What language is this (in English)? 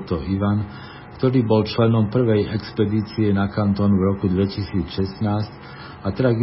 Slovak